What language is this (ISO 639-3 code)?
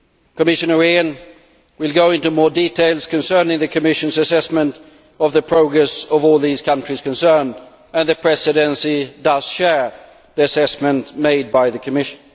eng